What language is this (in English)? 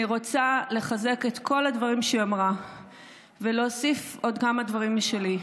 Hebrew